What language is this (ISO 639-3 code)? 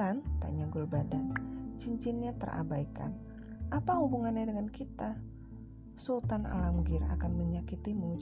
ind